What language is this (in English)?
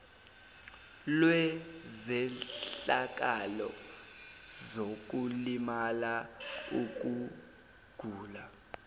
Zulu